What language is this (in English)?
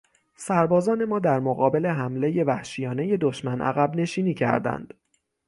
Persian